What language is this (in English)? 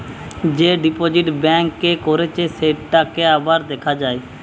Bangla